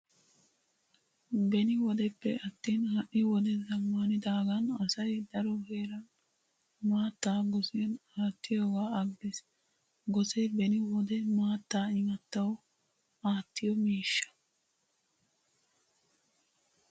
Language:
Wolaytta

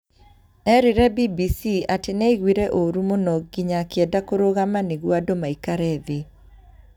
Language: Kikuyu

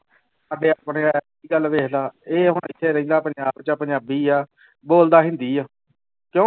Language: Punjabi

